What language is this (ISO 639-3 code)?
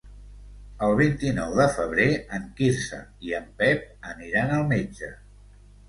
cat